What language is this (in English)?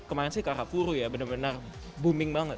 Indonesian